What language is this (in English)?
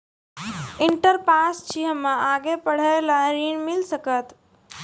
Maithili